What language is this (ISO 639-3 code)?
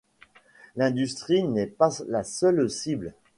fra